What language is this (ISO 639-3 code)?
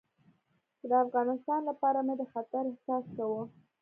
pus